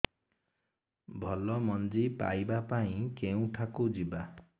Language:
Odia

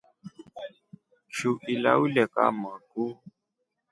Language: Rombo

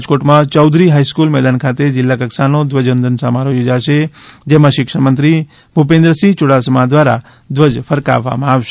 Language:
Gujarati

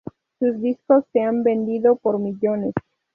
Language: Spanish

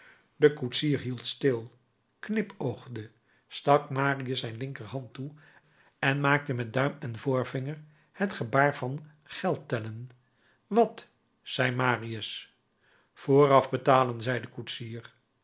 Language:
Dutch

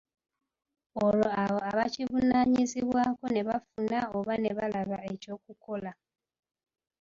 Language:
Ganda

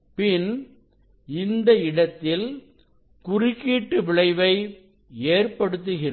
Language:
Tamil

